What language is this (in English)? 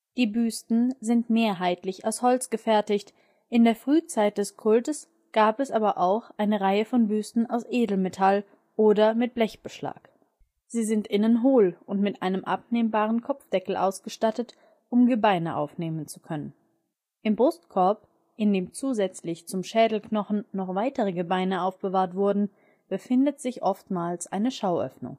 German